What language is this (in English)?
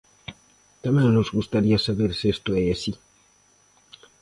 Galician